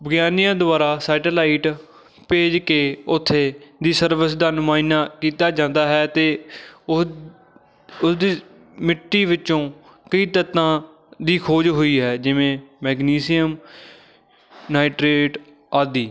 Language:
Punjabi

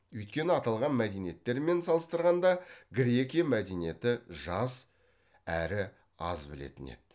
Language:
Kazakh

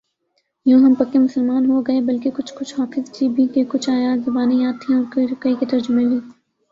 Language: Urdu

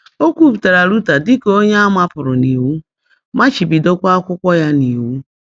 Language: Igbo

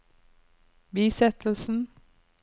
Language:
Norwegian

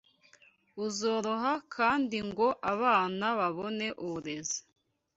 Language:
Kinyarwanda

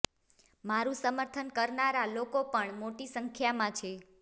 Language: Gujarati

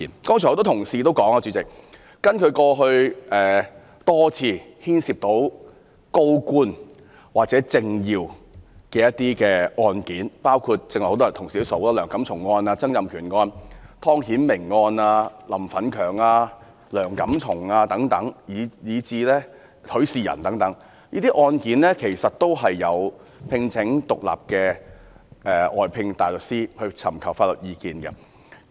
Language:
Cantonese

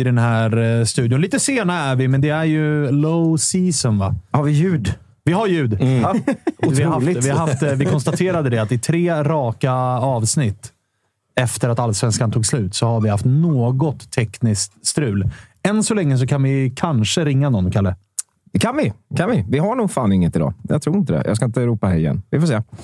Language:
Swedish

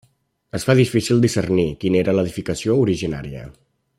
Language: Catalan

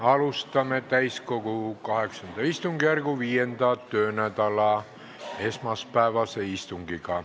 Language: Estonian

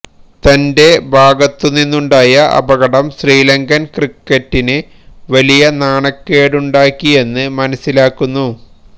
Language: Malayalam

